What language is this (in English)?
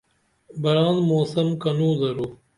Dameli